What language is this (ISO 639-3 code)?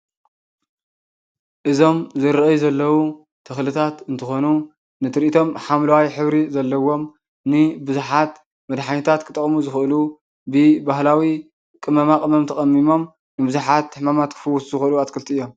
tir